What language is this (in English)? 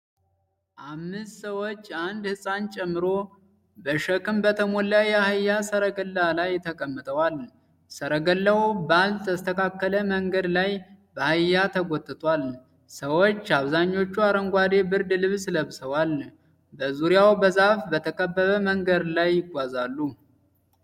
Amharic